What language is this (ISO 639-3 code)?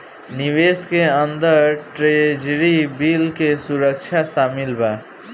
bho